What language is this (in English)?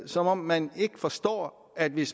Danish